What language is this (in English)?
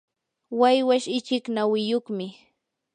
Yanahuanca Pasco Quechua